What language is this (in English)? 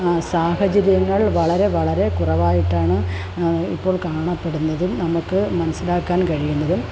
Malayalam